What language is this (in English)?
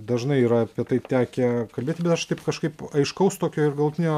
Lithuanian